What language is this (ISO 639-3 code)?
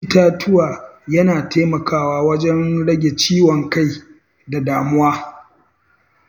hau